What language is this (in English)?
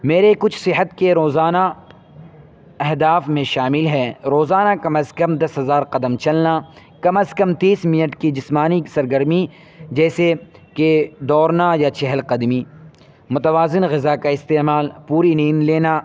Urdu